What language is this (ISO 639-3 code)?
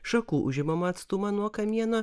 lit